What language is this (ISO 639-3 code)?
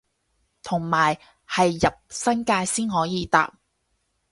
yue